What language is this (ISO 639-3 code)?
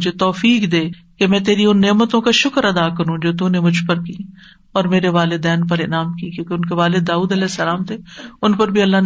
urd